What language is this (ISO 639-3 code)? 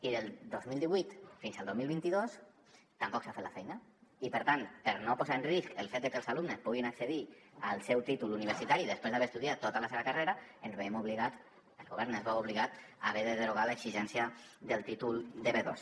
cat